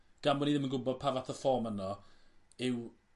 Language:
Welsh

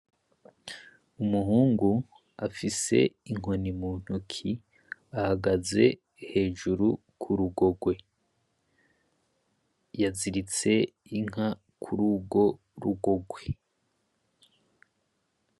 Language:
Rundi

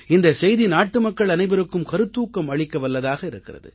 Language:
Tamil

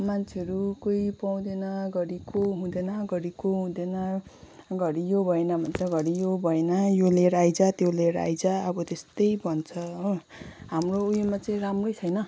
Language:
Nepali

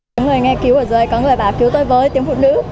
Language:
Vietnamese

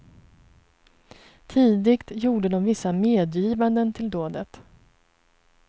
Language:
Swedish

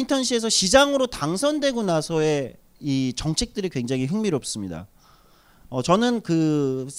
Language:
Korean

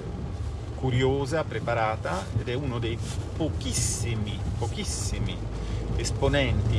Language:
Italian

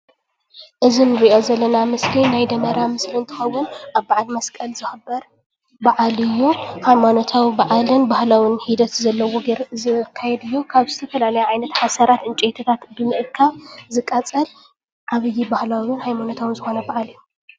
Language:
Tigrinya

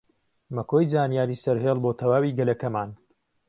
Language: Central Kurdish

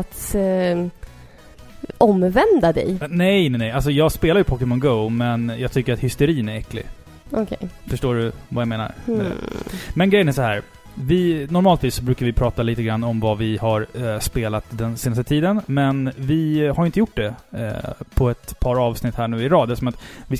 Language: Swedish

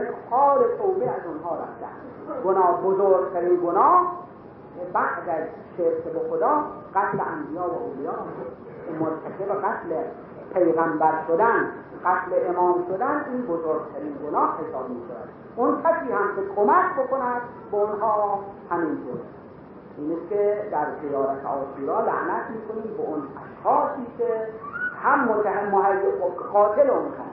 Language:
Persian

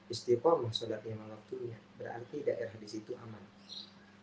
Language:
Indonesian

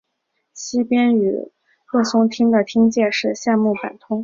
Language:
Chinese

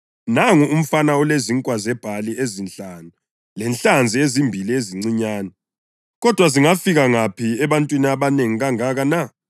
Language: North Ndebele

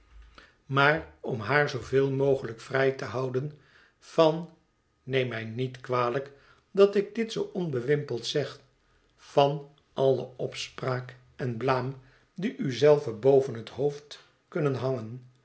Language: Dutch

